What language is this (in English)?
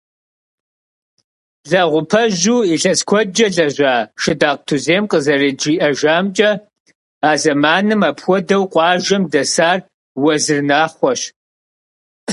Kabardian